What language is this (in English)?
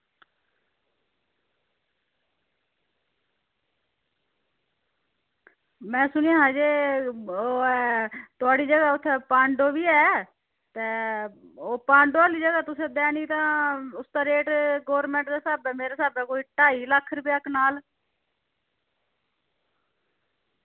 Dogri